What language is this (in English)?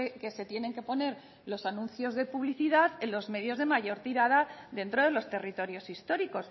Spanish